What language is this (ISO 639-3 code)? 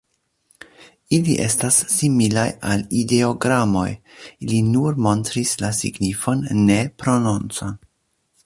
epo